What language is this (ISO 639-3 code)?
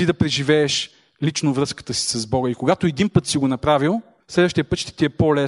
bul